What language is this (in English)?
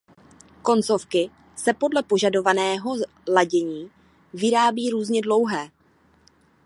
Czech